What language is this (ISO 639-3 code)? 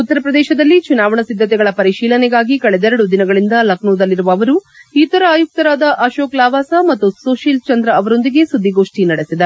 kan